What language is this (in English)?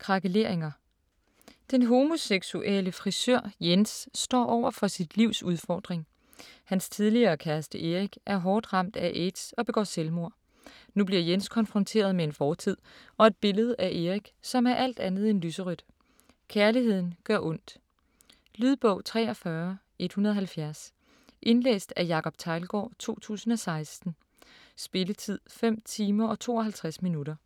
Danish